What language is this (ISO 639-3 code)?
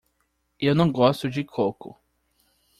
por